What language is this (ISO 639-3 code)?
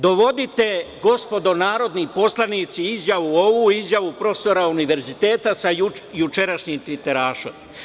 srp